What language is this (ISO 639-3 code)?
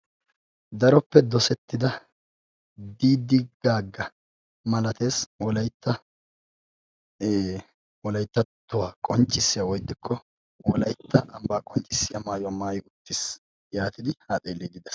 wal